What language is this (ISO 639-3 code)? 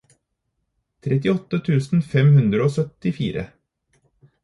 nob